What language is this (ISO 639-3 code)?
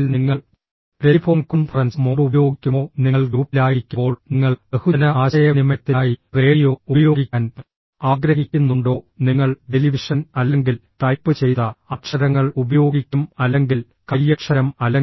mal